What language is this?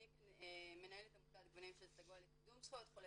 Hebrew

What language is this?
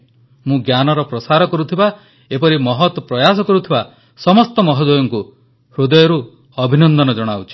Odia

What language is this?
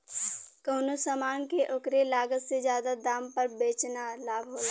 Bhojpuri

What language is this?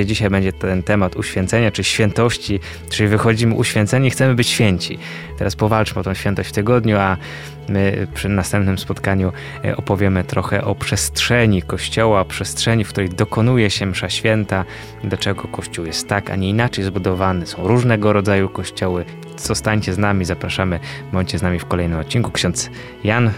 Polish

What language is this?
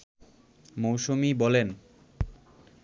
Bangla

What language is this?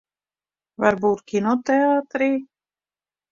Latvian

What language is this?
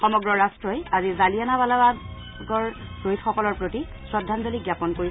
Assamese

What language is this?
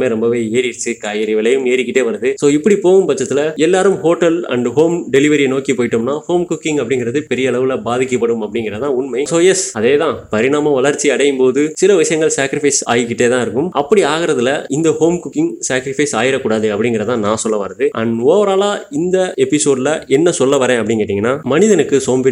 Tamil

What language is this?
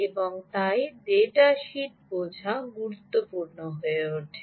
Bangla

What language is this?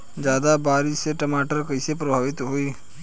Bhojpuri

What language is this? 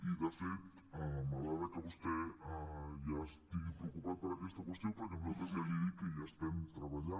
Catalan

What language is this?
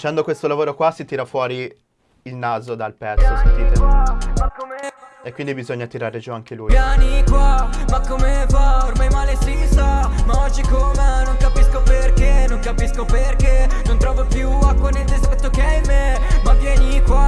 Italian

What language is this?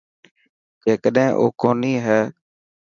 Dhatki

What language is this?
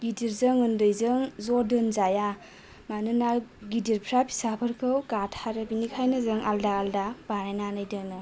Bodo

